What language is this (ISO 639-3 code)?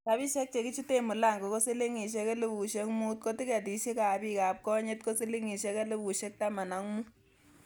kln